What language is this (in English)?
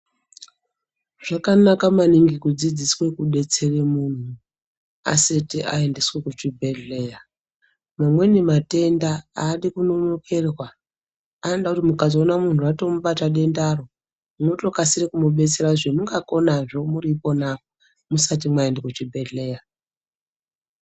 Ndau